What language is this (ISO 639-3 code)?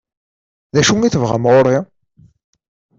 kab